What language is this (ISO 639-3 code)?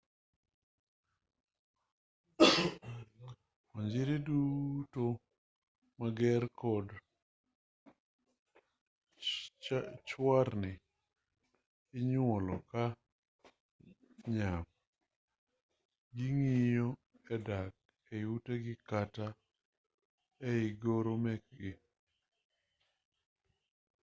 luo